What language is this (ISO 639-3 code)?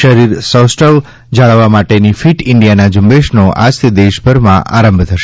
guj